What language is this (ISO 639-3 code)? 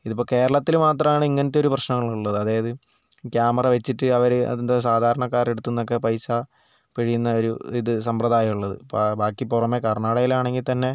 mal